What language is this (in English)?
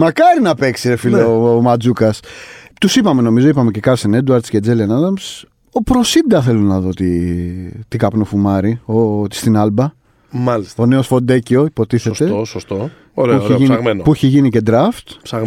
Greek